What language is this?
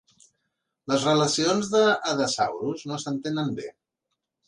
Catalan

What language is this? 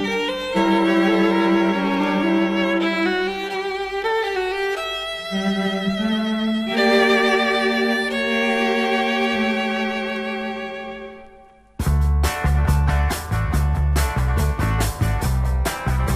Romanian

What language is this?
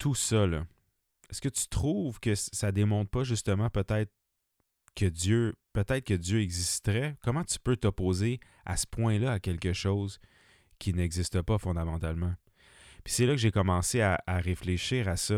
French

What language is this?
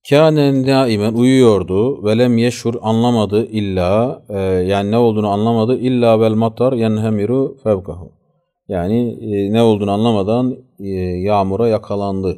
Turkish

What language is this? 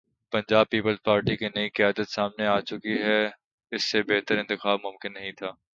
Urdu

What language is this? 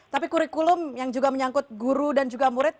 Indonesian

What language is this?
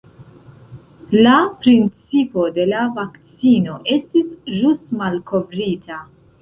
Esperanto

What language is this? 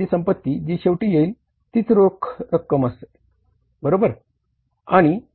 Marathi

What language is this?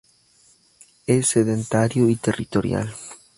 Spanish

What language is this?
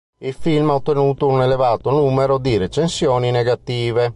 Italian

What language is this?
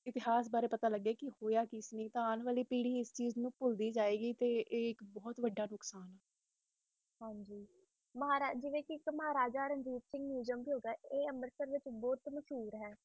Punjabi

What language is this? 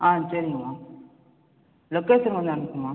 Tamil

